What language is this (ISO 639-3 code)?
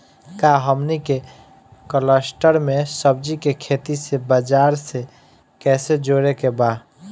bho